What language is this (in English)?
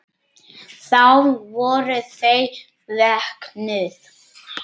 Icelandic